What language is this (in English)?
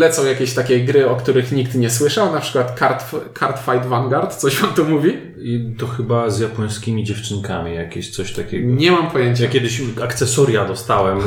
Polish